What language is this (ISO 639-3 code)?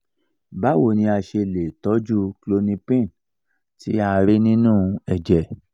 yor